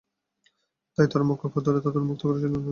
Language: Bangla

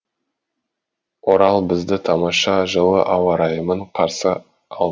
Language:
Kazakh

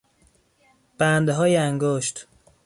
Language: Persian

